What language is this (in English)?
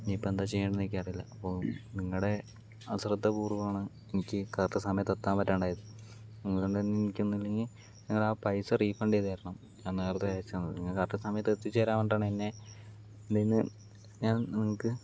Malayalam